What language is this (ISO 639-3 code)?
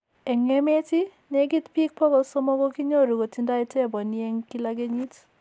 kln